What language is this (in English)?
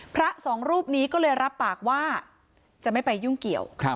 Thai